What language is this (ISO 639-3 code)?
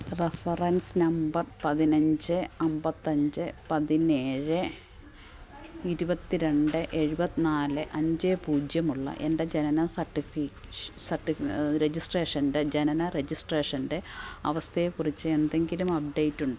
mal